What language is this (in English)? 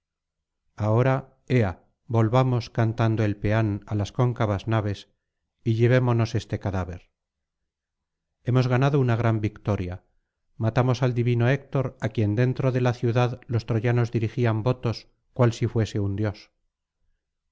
Spanish